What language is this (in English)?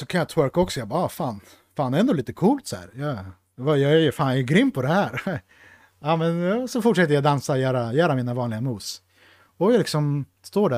Swedish